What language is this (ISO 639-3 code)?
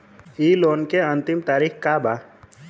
bho